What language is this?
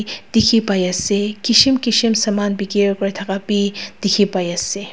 Naga Pidgin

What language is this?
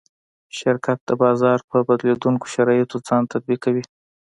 Pashto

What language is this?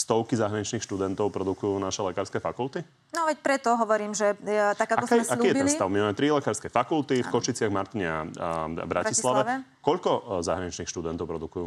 Slovak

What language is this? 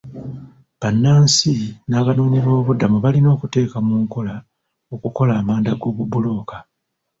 Ganda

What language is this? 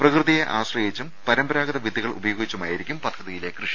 Malayalam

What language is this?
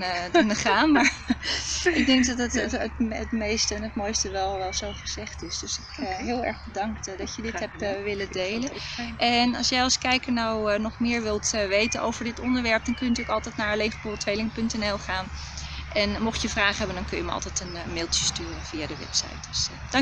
Dutch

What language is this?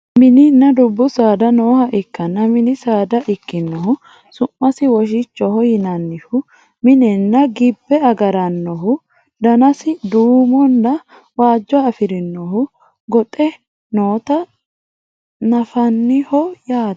Sidamo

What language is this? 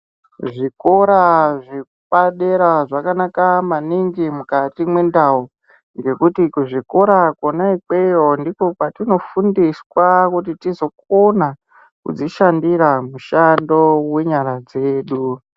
Ndau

